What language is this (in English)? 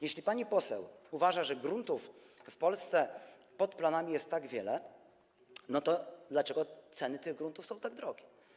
Polish